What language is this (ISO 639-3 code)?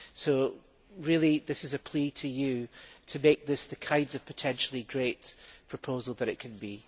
eng